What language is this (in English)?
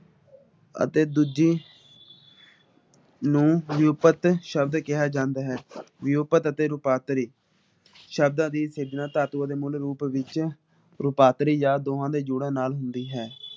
Punjabi